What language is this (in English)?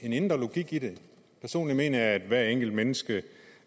Danish